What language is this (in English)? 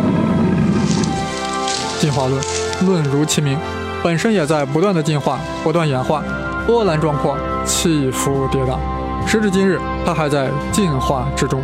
Chinese